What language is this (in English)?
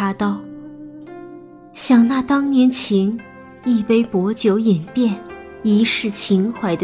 Chinese